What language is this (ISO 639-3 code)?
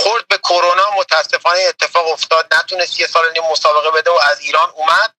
fas